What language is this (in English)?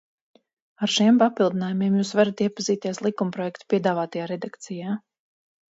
Latvian